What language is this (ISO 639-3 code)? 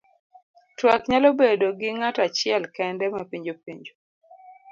luo